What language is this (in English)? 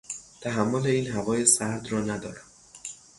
Persian